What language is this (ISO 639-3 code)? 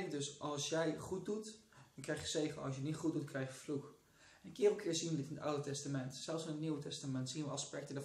nld